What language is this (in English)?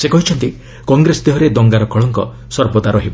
Odia